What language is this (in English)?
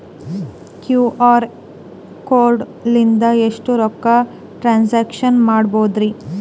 Kannada